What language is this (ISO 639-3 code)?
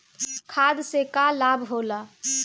bho